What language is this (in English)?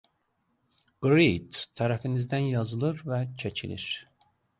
Azerbaijani